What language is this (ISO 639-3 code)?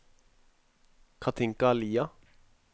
nor